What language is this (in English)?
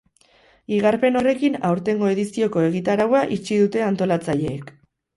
Basque